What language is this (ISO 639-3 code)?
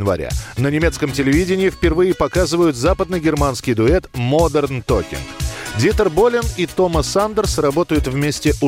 rus